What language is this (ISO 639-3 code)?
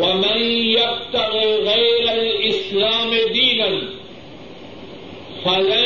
urd